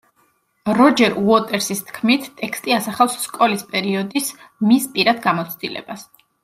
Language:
Georgian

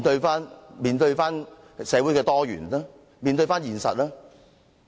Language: Cantonese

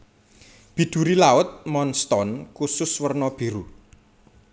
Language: Javanese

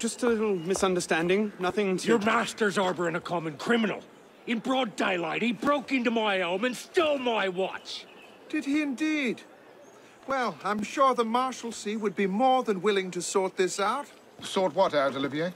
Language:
English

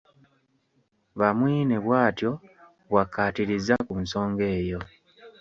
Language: Ganda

